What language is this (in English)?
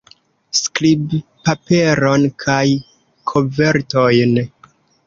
Esperanto